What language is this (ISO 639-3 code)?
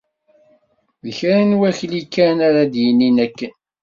kab